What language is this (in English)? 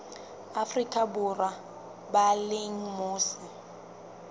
Southern Sotho